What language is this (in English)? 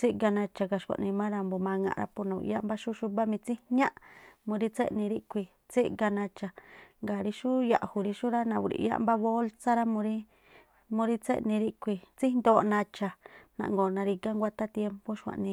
Tlacoapa Me'phaa